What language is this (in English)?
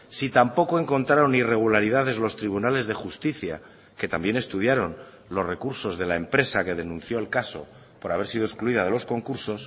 Spanish